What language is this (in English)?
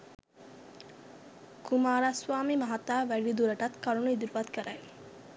Sinhala